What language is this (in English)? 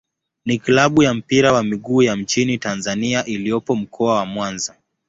Swahili